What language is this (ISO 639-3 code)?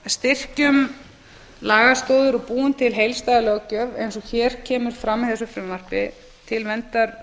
isl